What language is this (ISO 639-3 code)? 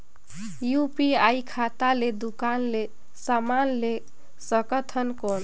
hne